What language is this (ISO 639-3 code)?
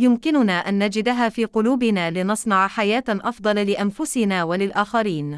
ara